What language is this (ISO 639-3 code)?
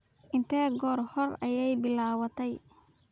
som